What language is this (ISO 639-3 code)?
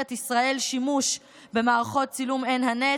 heb